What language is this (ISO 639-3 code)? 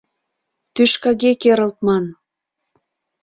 chm